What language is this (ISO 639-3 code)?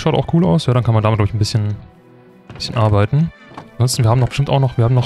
deu